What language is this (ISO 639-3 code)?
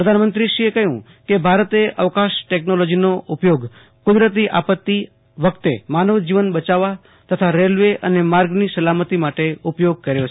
guj